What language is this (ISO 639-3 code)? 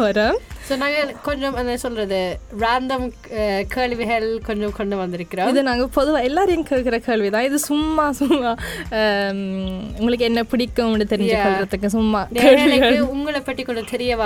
tam